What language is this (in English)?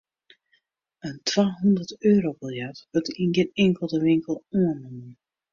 Western Frisian